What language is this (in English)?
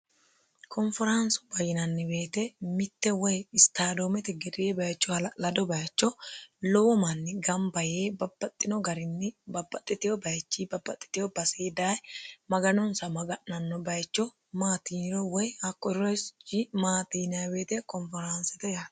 Sidamo